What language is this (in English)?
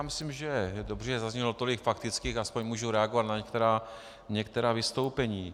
Czech